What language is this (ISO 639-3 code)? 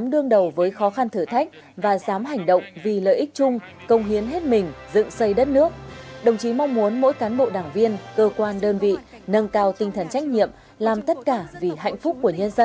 vie